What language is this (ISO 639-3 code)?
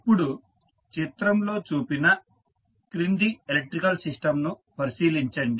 tel